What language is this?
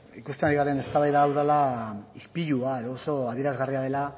Basque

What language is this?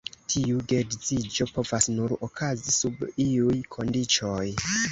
Esperanto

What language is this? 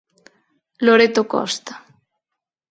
Galician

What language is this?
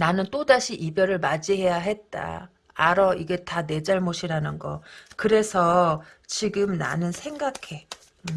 Korean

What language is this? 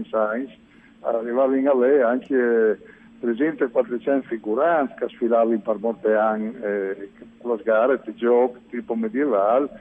Italian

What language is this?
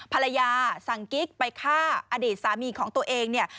Thai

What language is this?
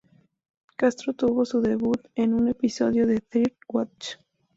Spanish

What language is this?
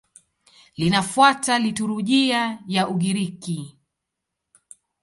Swahili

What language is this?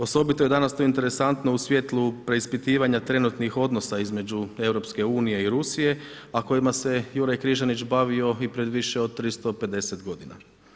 Croatian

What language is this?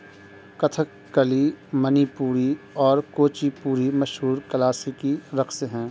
Urdu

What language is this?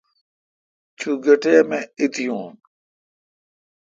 Kalkoti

